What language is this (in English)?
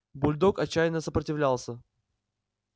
Russian